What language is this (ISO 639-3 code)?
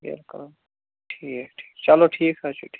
kas